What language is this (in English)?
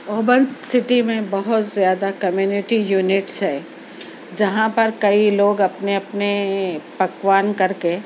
Urdu